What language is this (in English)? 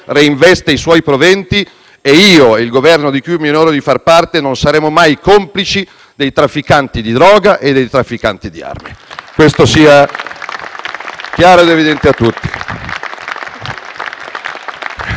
Italian